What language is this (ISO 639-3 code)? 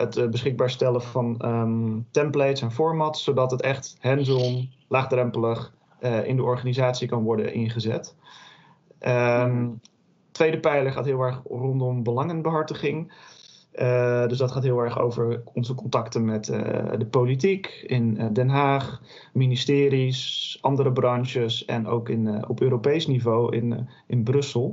nld